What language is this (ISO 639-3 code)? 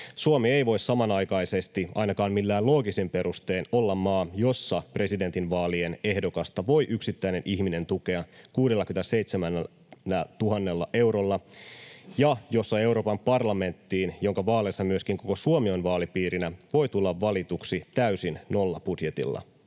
fin